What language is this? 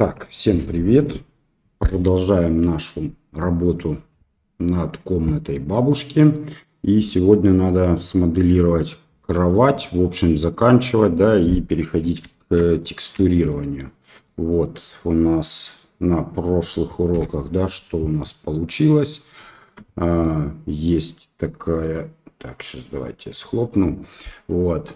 Russian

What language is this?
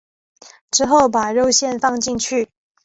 Chinese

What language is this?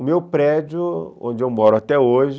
Portuguese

